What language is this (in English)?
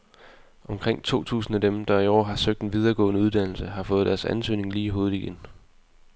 Danish